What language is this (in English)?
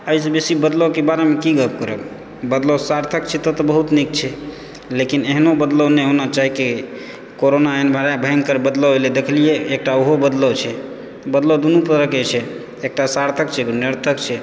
Maithili